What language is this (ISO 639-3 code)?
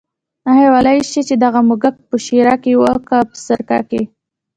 pus